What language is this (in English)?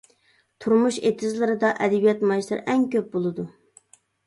Uyghur